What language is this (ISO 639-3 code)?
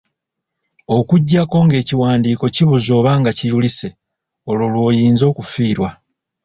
lug